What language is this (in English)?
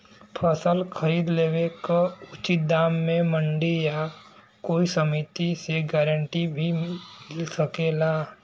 Bhojpuri